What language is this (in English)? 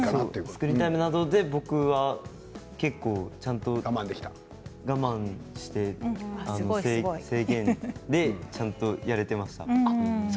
Japanese